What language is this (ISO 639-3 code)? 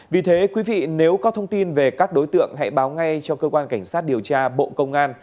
vie